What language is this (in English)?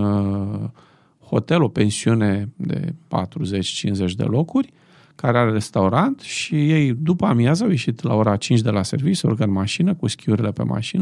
Romanian